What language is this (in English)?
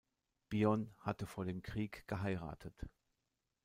German